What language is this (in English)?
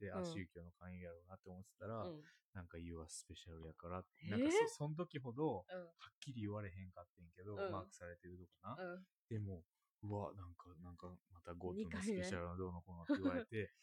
Japanese